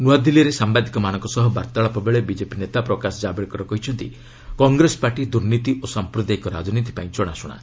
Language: Odia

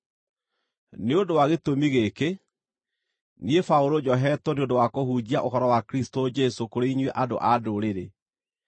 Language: Kikuyu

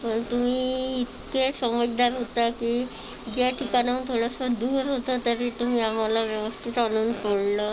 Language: Marathi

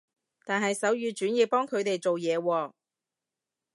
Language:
Cantonese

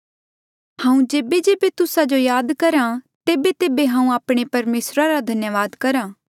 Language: Mandeali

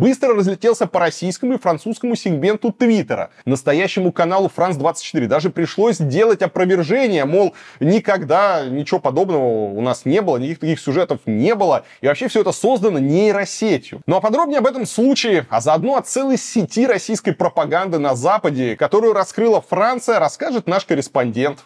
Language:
Russian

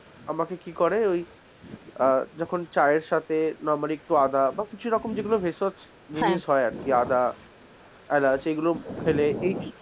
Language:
Bangla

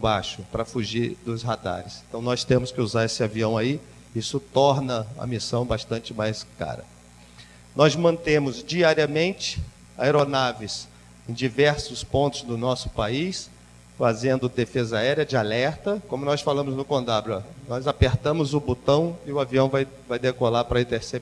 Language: Portuguese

